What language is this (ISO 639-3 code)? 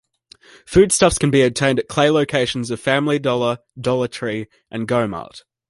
eng